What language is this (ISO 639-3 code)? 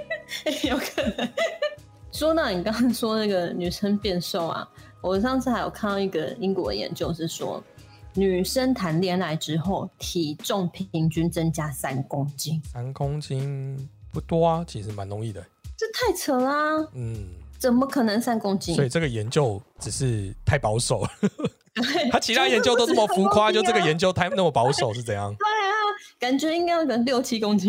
zho